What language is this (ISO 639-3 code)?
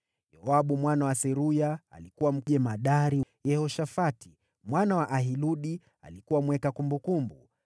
swa